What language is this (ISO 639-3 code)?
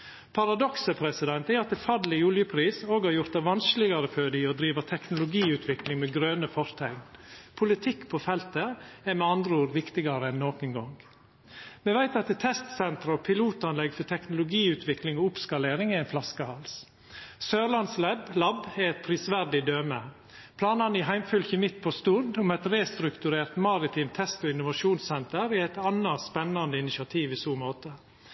nno